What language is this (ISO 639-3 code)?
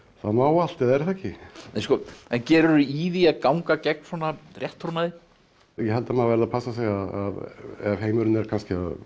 isl